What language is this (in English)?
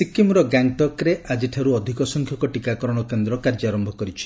Odia